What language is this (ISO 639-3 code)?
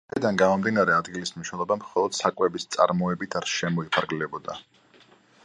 kat